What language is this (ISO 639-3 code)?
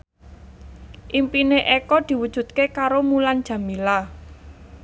jav